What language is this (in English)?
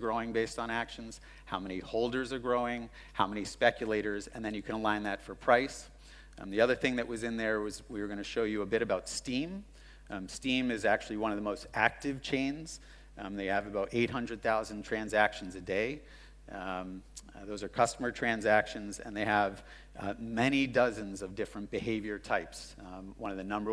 English